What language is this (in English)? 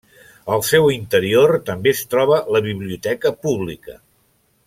Catalan